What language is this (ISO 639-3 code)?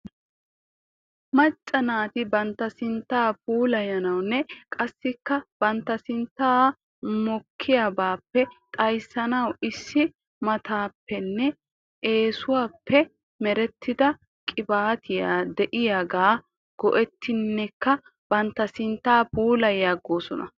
wal